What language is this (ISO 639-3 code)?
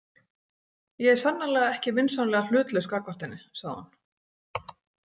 isl